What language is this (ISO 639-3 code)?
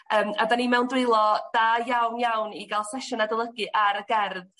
cym